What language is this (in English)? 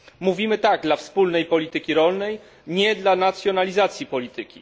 Polish